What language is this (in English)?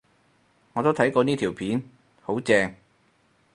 Cantonese